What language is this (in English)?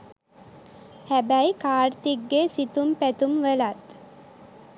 Sinhala